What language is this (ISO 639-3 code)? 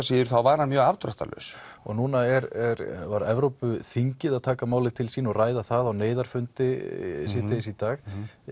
isl